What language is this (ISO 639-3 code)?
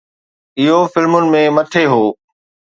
snd